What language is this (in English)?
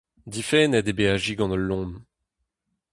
Breton